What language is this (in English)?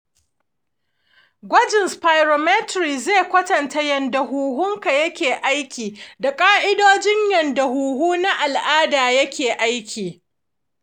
Hausa